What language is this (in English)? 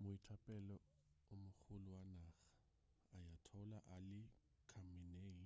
Northern Sotho